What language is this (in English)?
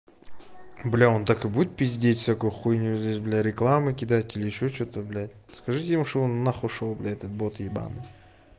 Russian